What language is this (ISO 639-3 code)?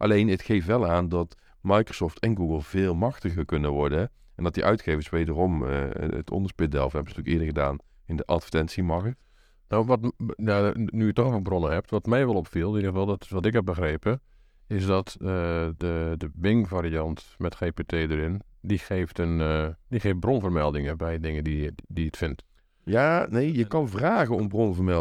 nld